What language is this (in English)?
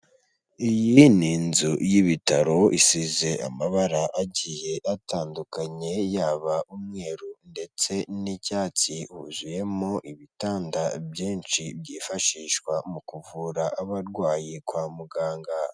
Kinyarwanda